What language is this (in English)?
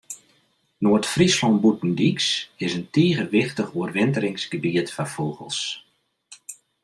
Western Frisian